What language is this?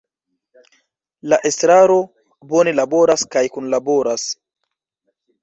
Esperanto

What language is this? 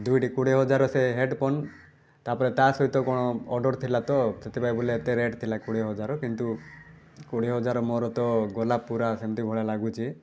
Odia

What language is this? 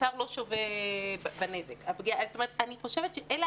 Hebrew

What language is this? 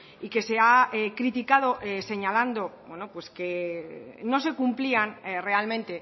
Spanish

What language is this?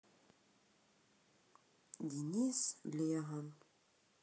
Russian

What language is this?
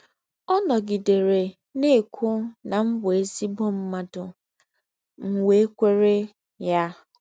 Igbo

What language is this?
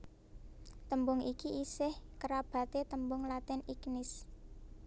Javanese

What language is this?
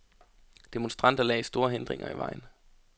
Danish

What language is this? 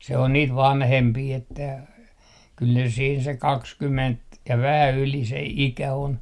Finnish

